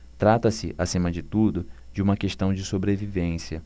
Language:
Portuguese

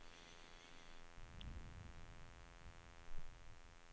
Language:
Swedish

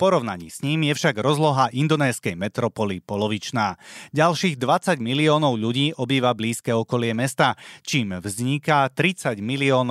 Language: Slovak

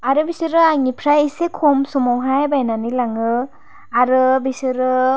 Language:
Bodo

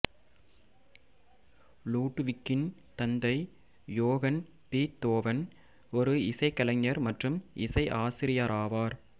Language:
Tamil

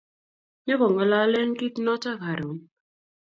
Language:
Kalenjin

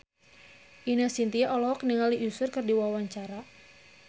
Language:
Sundanese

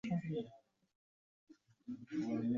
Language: Swahili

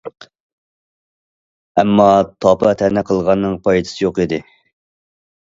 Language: Uyghur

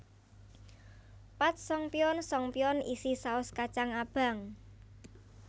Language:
Javanese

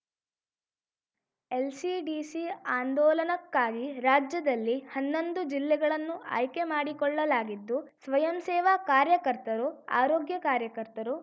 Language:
Kannada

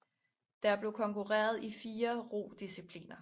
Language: Danish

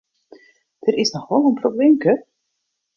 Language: Western Frisian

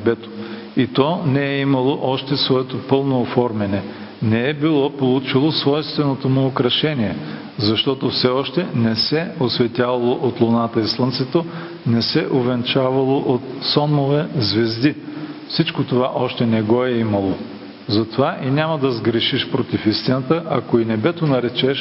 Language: Bulgarian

